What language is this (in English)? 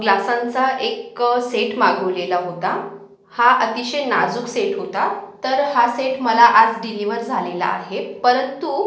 Marathi